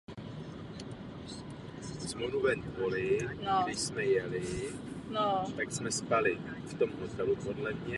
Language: Czech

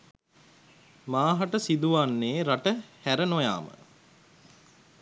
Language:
Sinhala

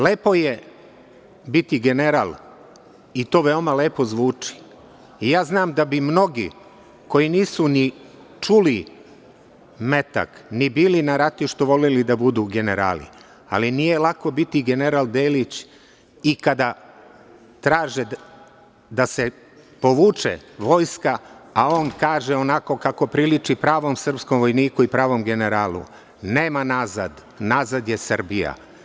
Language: Serbian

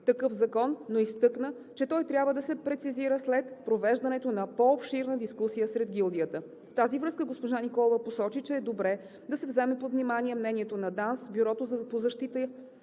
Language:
Bulgarian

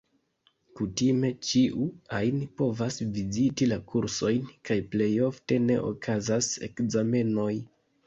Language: Esperanto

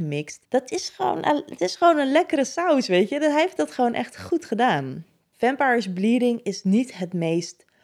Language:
Dutch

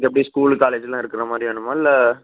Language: Tamil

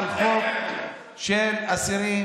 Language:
Hebrew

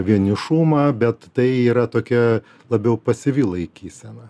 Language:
Lithuanian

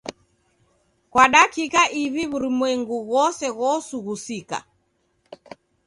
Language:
Taita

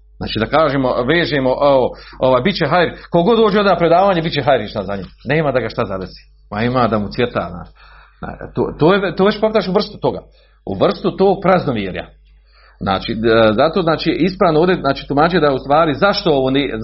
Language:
Croatian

